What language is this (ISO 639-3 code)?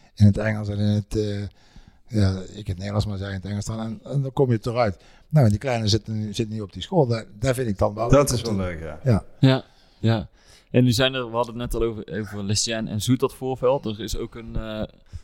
nld